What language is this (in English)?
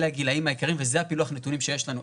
Hebrew